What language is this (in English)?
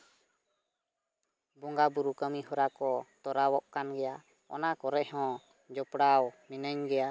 Santali